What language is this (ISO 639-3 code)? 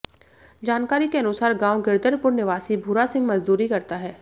hin